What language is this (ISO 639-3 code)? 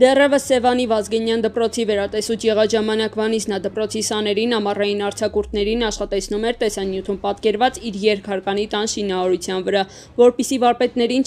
tur